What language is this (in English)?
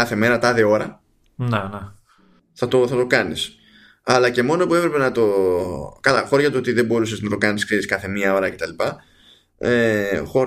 Greek